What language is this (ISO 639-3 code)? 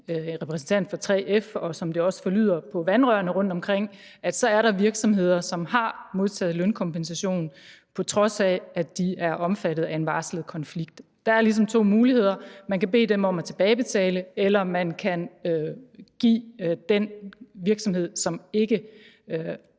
dan